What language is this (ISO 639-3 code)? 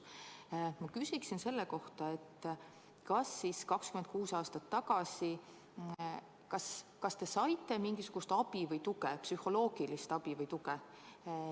est